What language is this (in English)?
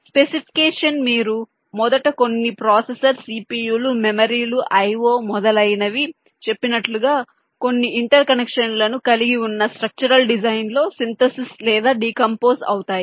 Telugu